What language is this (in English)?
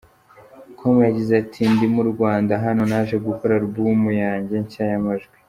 Kinyarwanda